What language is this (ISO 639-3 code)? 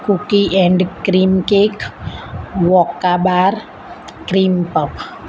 guj